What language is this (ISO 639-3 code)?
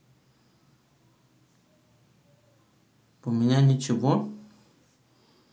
rus